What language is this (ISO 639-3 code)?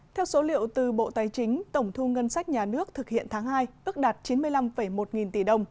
vie